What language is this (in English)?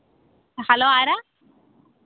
Malayalam